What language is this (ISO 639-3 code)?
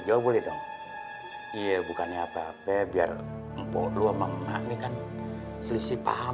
ind